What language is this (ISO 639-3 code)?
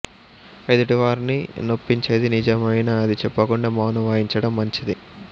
tel